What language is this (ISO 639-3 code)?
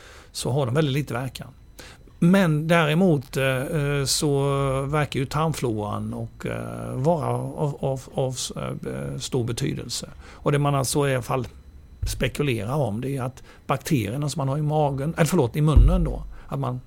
swe